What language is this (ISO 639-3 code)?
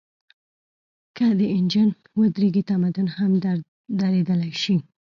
pus